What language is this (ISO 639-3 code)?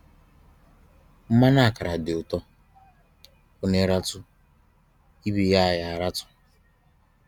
ibo